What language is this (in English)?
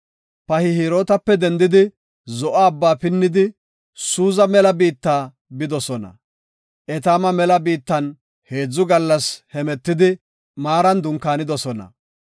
Gofa